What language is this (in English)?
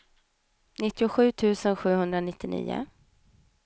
Swedish